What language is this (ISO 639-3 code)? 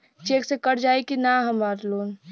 bho